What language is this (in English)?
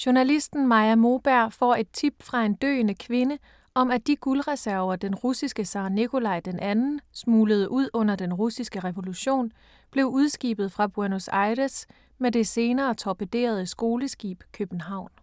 Danish